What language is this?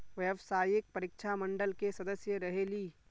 Magahi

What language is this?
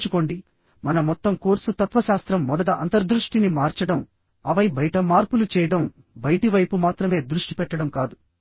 Telugu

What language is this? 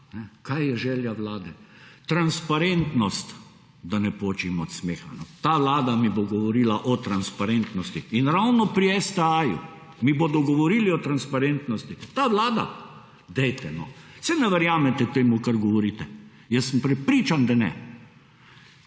Slovenian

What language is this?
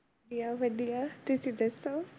Punjabi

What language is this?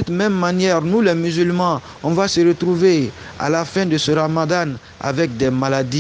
French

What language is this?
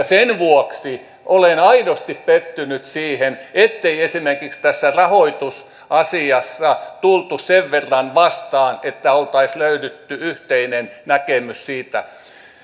Finnish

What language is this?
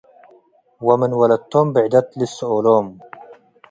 Tigre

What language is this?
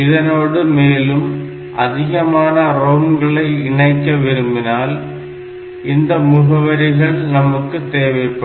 Tamil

